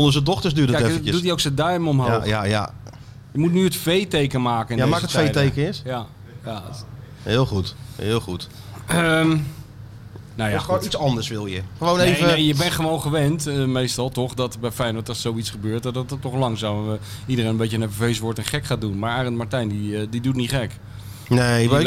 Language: Dutch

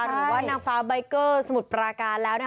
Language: Thai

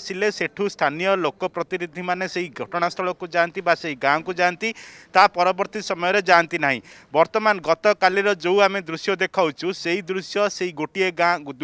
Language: Hindi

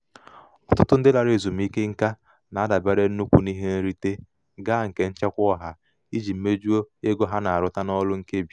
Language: Igbo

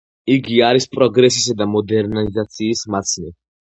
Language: Georgian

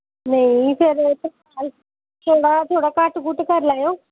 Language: Dogri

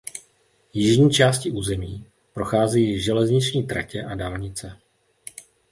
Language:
Czech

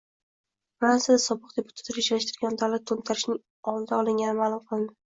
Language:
Uzbek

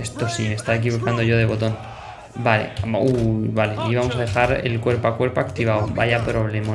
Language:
Spanish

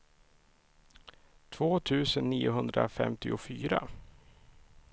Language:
Swedish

